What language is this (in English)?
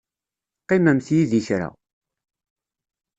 Kabyle